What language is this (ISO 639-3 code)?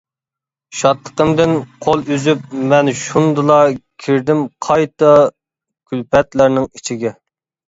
uig